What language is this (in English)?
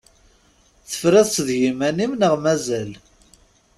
Kabyle